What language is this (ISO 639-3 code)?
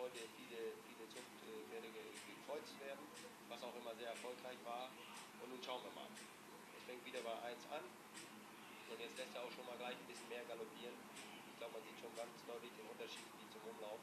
deu